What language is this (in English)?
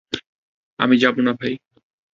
Bangla